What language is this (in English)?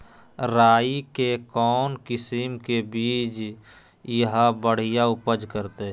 Magahi